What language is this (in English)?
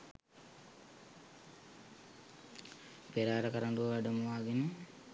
Sinhala